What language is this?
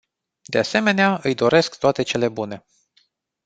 Romanian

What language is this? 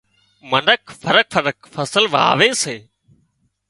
Wadiyara Koli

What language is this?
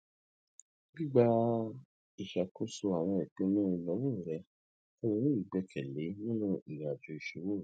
Yoruba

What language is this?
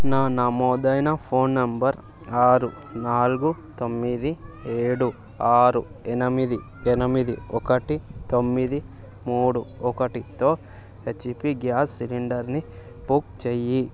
Telugu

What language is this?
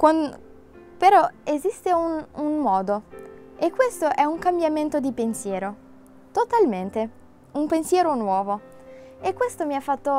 Italian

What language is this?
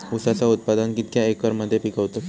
Marathi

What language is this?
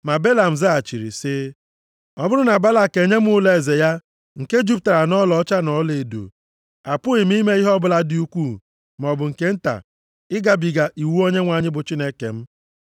Igbo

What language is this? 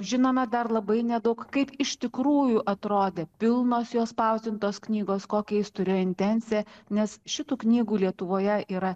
Lithuanian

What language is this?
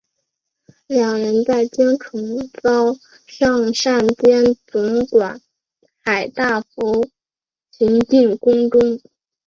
Chinese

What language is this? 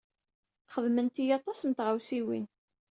Kabyle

